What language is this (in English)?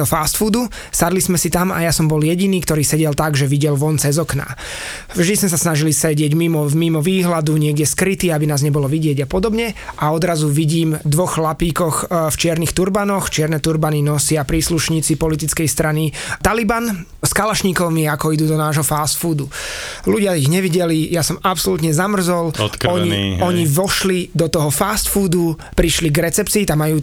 Slovak